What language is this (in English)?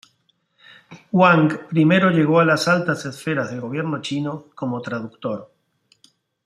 Spanish